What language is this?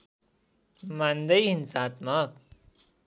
Nepali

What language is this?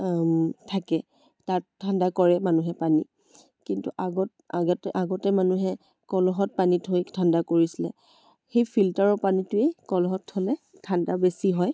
Assamese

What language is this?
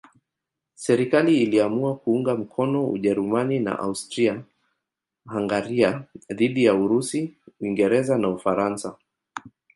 Swahili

